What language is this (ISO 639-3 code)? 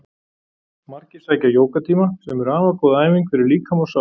isl